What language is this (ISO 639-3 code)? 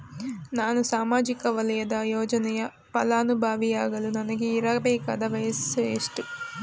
kan